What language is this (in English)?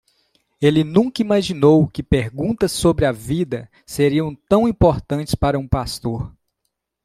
Portuguese